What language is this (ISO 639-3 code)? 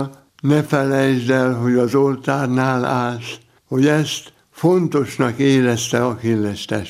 hun